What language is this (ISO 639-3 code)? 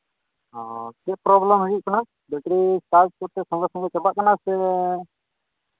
sat